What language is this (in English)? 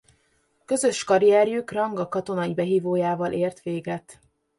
Hungarian